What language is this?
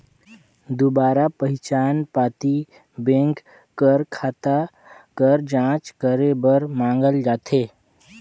Chhattisgarhi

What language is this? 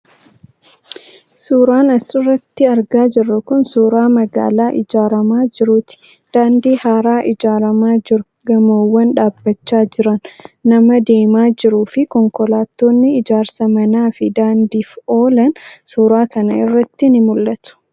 Oromo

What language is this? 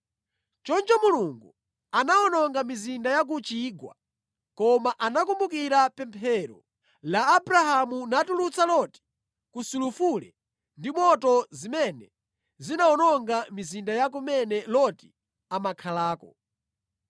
Nyanja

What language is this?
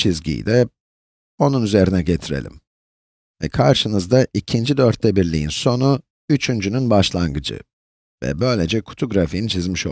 Turkish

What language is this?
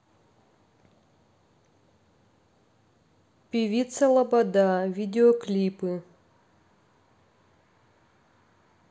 Russian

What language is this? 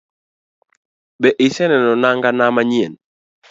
Luo (Kenya and Tanzania)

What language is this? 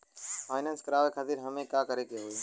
Bhojpuri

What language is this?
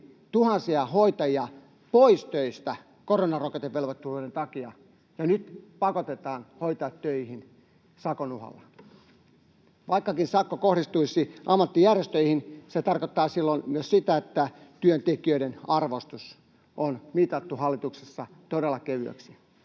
Finnish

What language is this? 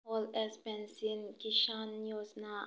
Manipuri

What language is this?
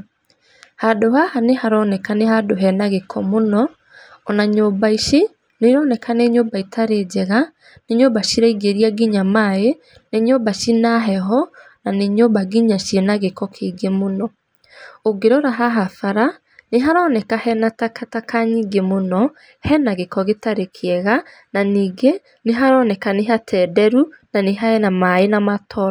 Kikuyu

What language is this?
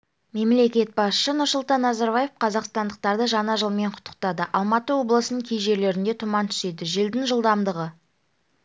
Kazakh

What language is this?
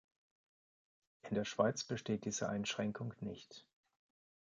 German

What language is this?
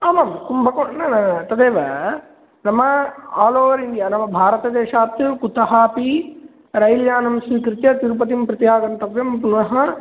Sanskrit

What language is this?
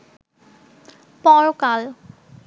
Bangla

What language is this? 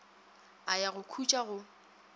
Northern Sotho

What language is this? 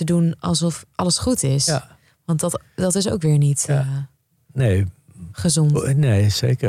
Dutch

